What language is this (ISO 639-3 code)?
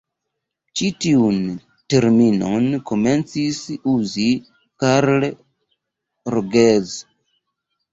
epo